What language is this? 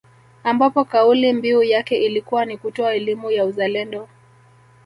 Swahili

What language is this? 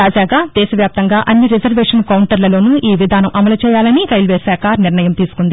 Telugu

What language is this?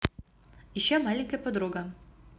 Russian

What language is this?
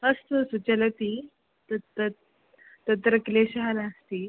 Sanskrit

